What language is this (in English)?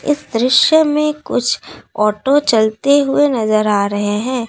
Hindi